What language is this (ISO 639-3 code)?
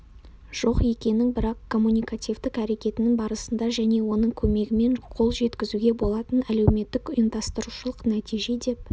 kaz